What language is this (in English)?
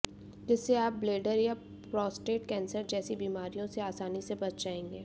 Hindi